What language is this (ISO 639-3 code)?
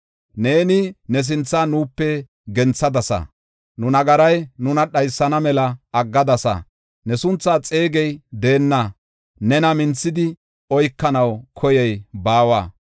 gof